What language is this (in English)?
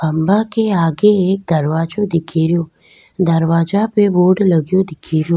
Rajasthani